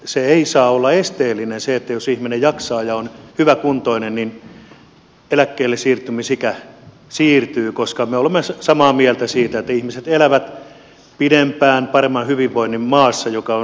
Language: Finnish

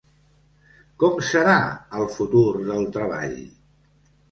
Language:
Catalan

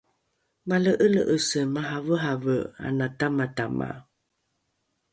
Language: Rukai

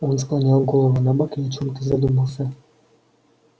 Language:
Russian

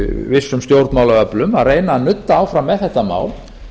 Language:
Icelandic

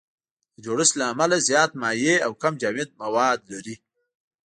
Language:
Pashto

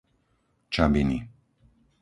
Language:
Slovak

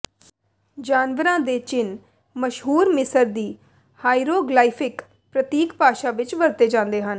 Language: Punjabi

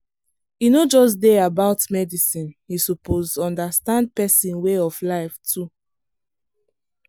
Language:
Nigerian Pidgin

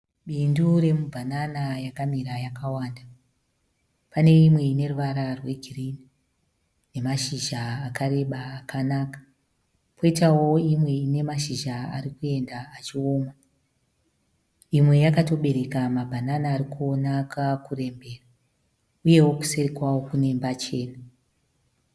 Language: Shona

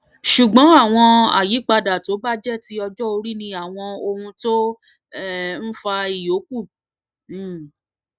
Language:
Yoruba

